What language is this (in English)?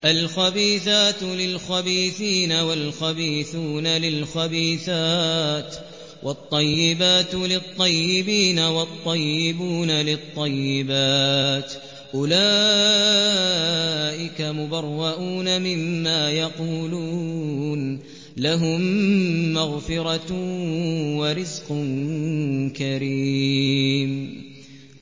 Arabic